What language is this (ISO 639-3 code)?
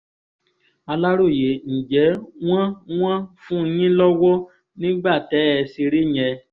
yor